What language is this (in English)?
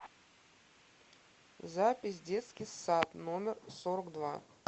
Russian